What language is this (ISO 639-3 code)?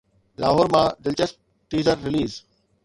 snd